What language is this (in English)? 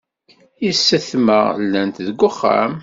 Kabyle